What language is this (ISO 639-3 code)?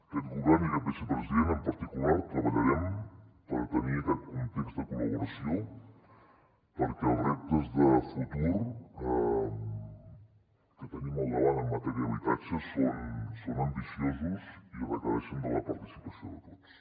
cat